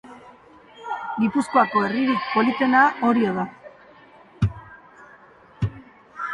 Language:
Basque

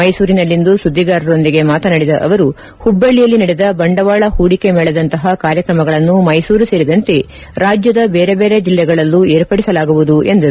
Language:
Kannada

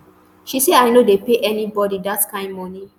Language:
Nigerian Pidgin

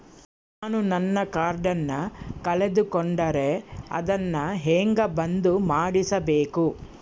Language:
Kannada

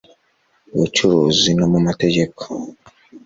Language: Kinyarwanda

